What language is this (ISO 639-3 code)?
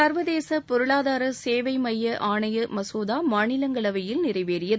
tam